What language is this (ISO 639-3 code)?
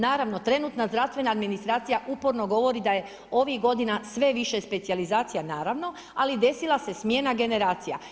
hrv